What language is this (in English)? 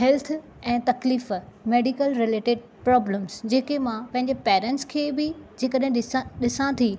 Sindhi